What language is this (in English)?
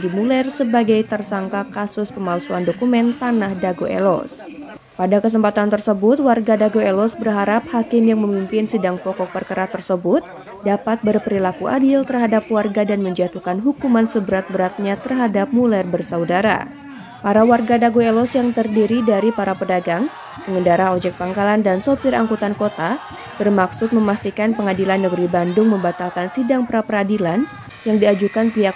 Indonesian